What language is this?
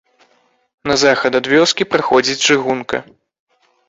Belarusian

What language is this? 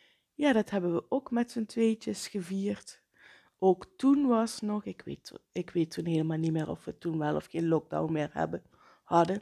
Dutch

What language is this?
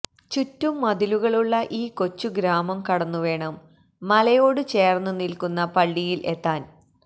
Malayalam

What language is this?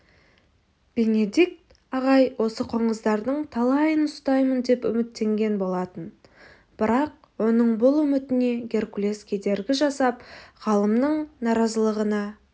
Kazakh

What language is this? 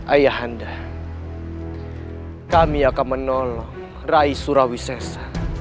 Indonesian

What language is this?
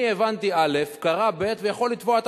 Hebrew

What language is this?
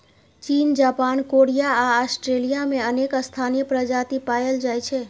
Maithili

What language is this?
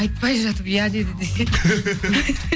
Kazakh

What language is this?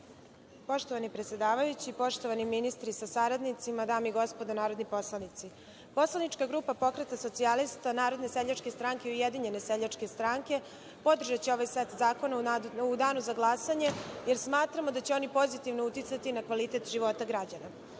Serbian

